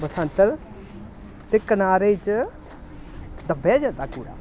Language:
Dogri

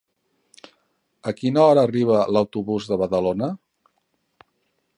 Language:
Catalan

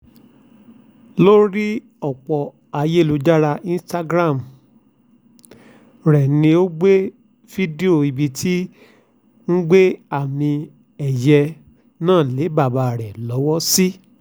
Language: Yoruba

